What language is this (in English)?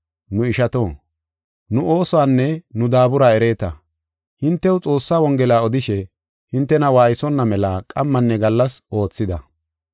Gofa